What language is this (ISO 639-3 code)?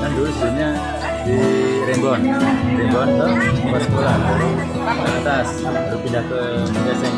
ind